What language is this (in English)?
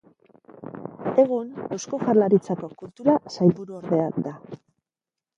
Basque